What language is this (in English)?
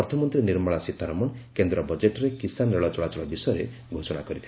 Odia